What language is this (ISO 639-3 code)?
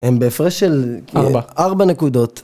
heb